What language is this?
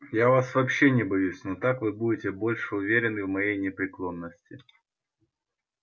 Russian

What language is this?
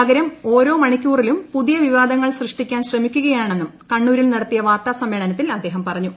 Malayalam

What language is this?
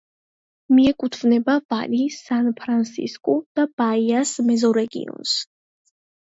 Georgian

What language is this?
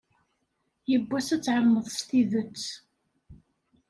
Kabyle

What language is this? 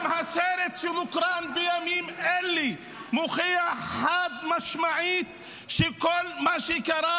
Hebrew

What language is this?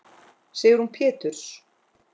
Icelandic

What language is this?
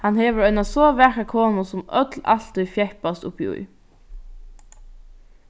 Faroese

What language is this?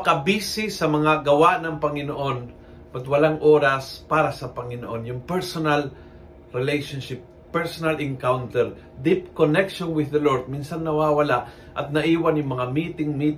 Filipino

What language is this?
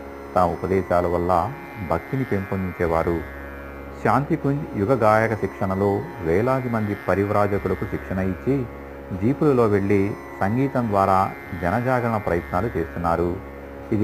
Telugu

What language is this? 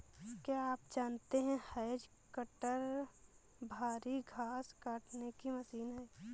Hindi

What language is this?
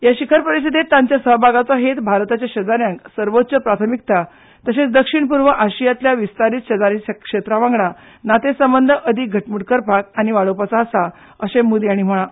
Konkani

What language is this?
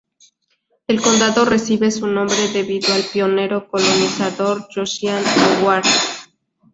Spanish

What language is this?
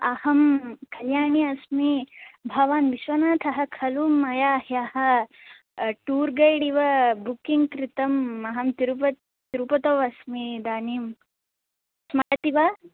Sanskrit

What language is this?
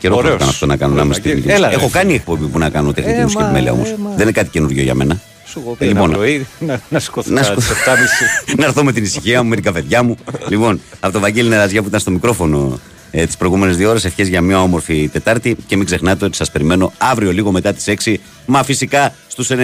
Greek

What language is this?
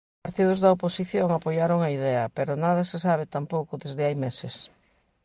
Galician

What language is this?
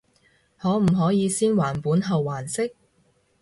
Cantonese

